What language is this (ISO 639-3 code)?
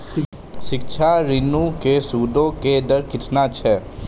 mai